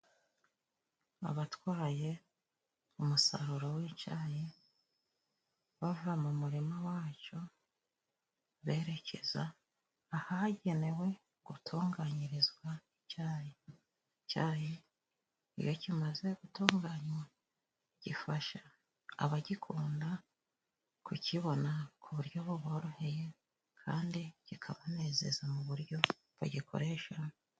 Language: Kinyarwanda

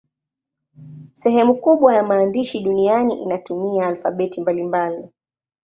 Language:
Swahili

